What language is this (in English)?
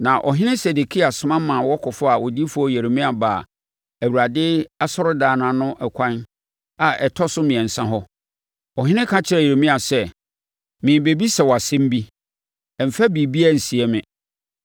Akan